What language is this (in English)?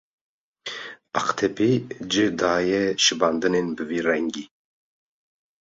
Kurdish